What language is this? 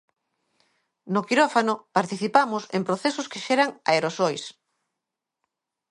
Galician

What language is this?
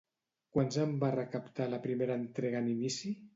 Catalan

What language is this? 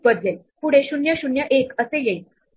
Marathi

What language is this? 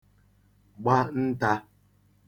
Igbo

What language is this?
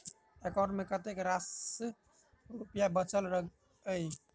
Maithili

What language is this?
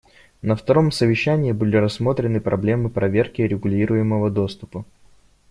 Russian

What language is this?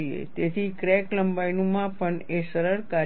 Gujarati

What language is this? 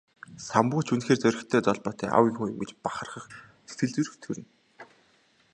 Mongolian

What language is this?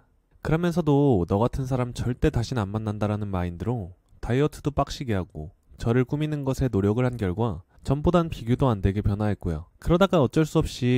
Korean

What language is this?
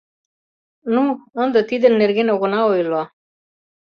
Mari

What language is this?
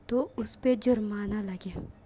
Urdu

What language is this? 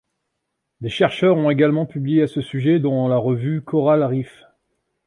French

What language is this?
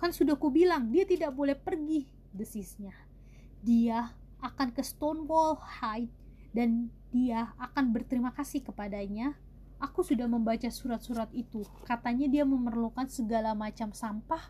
Indonesian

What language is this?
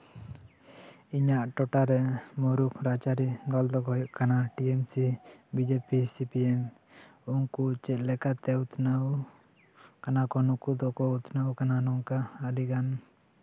Santali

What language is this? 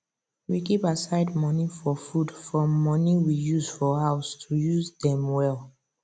Nigerian Pidgin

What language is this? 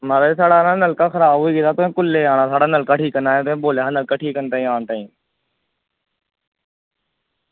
Dogri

